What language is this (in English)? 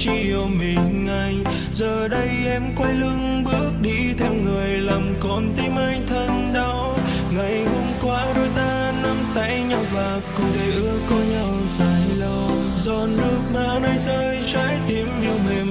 Vietnamese